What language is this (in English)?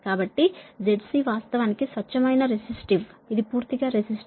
Telugu